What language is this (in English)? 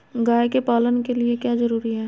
Magahi